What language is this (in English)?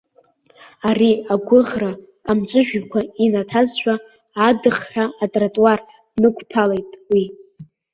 Abkhazian